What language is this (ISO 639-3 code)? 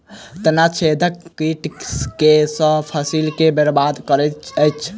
mai